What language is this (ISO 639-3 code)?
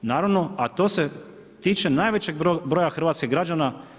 hrv